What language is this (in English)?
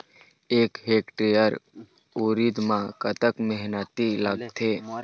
Chhattisgarhi